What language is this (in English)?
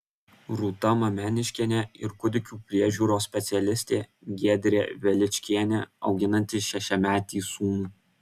Lithuanian